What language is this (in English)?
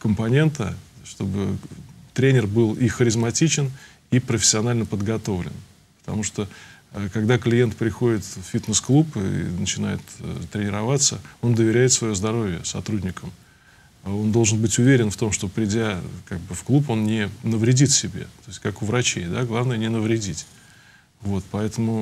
Russian